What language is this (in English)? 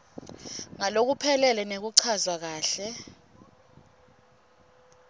Swati